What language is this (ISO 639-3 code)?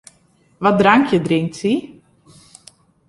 fry